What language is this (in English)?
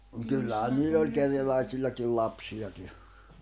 Finnish